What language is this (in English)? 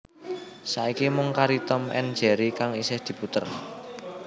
Javanese